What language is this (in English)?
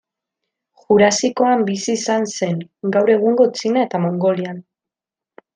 Basque